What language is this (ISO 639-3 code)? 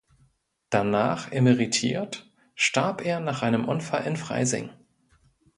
deu